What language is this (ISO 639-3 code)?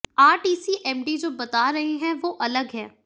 hin